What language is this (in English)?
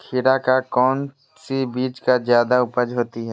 Magahi